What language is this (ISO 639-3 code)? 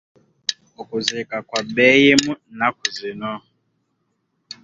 lug